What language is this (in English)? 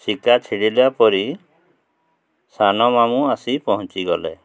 Odia